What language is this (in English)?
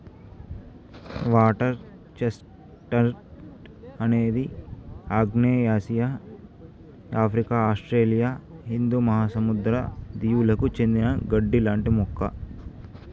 Telugu